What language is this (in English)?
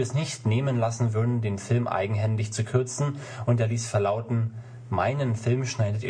German